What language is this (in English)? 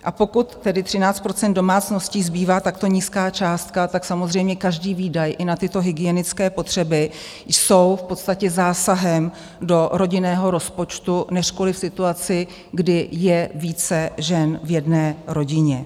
Czech